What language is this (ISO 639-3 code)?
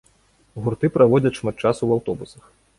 bel